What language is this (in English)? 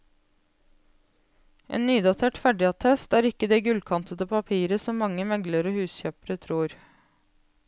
Norwegian